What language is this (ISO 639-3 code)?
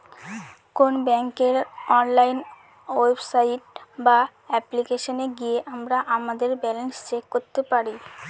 ben